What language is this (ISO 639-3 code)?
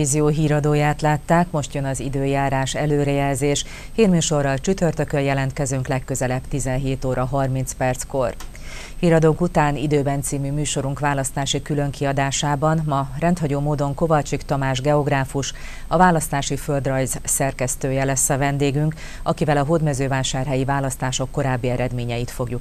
hun